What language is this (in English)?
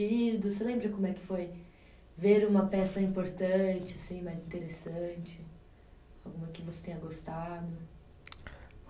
Portuguese